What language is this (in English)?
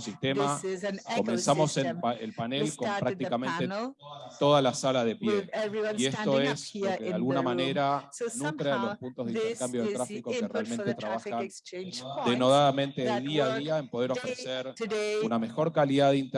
Spanish